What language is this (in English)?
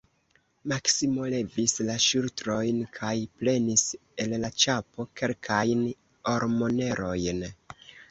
Esperanto